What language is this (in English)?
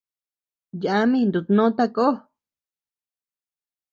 Tepeuxila Cuicatec